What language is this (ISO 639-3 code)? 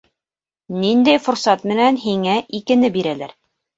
bak